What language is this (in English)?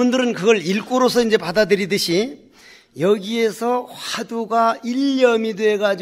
Korean